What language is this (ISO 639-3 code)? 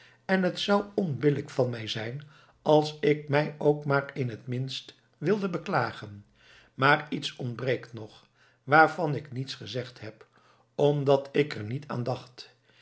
nld